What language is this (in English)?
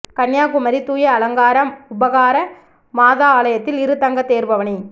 Tamil